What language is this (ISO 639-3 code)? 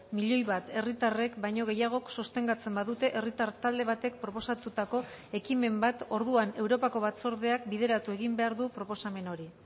eus